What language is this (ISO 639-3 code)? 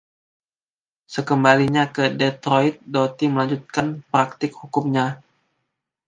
ind